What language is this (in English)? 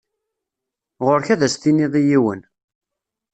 Kabyle